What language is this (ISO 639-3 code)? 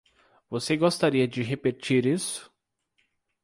por